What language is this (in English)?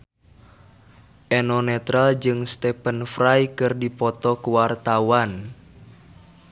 Sundanese